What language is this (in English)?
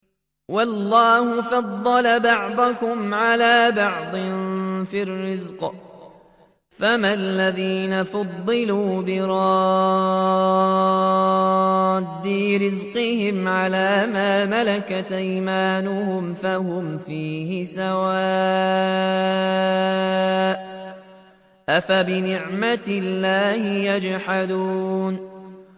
Arabic